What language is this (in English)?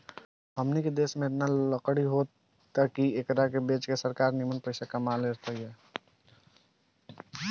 Bhojpuri